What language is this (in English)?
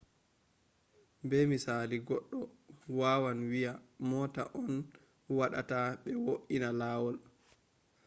Fula